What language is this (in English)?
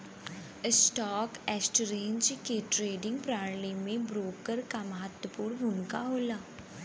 Bhojpuri